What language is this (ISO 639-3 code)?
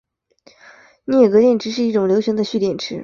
zho